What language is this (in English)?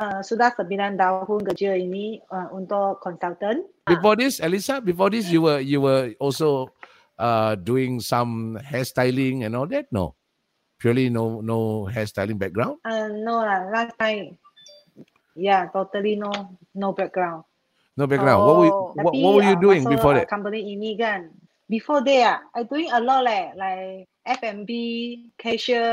Malay